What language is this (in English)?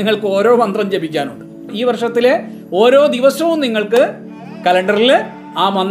Malayalam